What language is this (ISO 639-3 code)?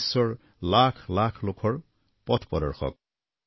asm